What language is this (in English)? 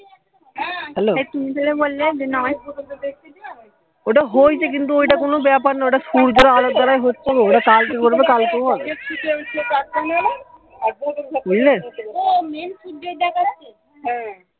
Bangla